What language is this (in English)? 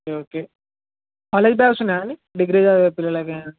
Telugu